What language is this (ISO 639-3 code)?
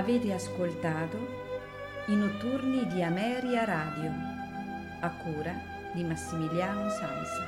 ita